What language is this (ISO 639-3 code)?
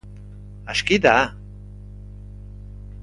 eus